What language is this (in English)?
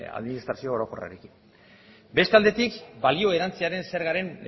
Basque